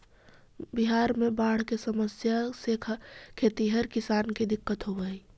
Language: Magahi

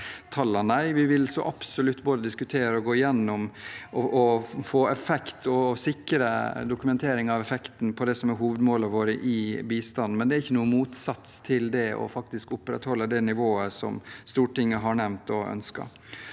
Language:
Norwegian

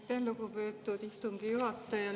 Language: Estonian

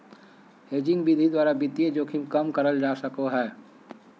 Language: Magahi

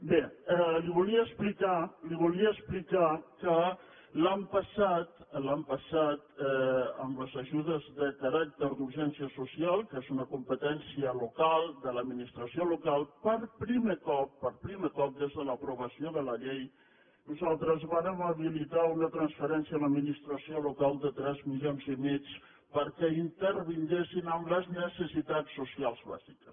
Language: Catalan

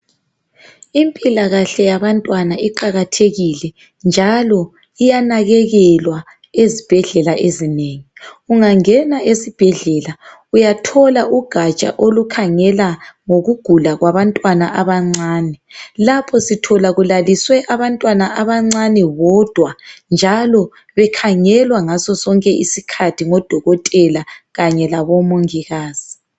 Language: North Ndebele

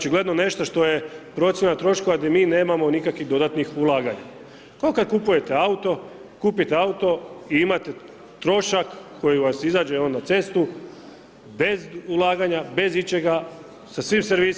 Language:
Croatian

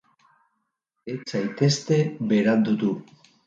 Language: Basque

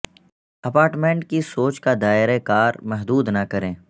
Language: Urdu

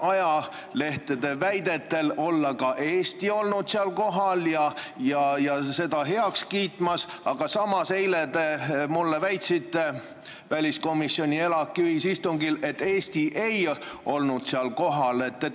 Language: Estonian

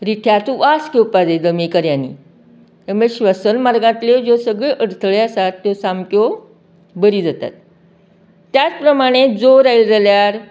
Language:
Konkani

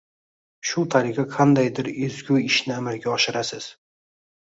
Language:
Uzbek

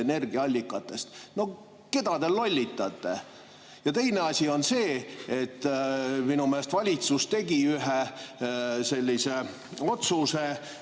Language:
Estonian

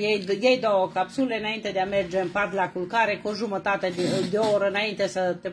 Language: Romanian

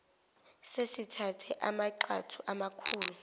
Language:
Zulu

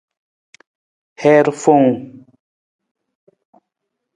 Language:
Nawdm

